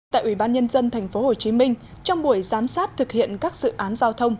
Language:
Vietnamese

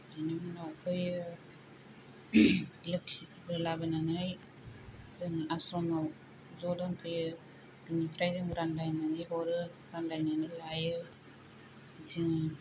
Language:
Bodo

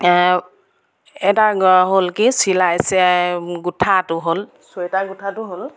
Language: Assamese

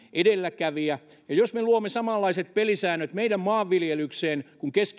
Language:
Finnish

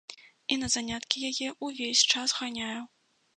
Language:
Belarusian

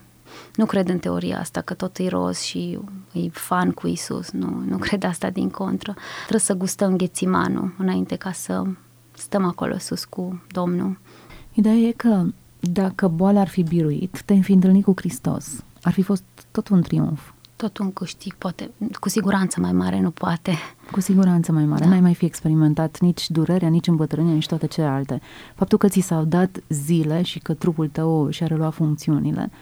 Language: Romanian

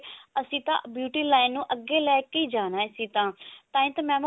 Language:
Punjabi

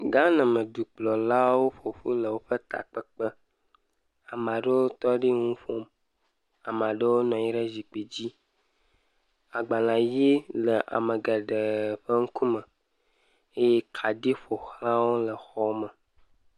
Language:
Ewe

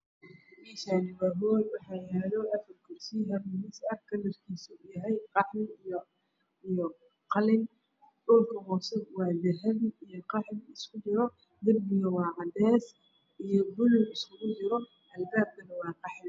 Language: Somali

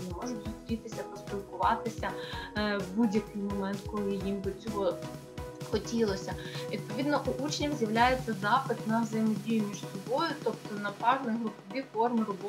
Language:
Ukrainian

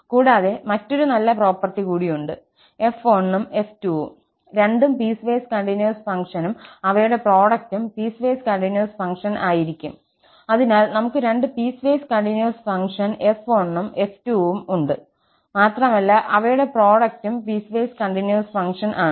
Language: Malayalam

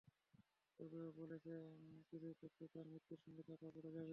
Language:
Bangla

